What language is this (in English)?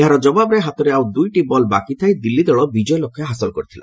Odia